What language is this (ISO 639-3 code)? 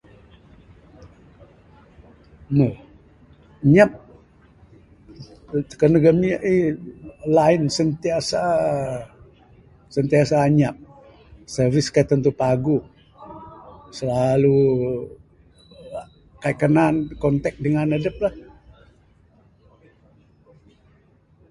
sdo